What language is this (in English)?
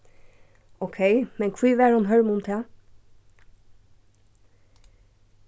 Faroese